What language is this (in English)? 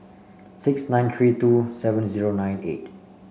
English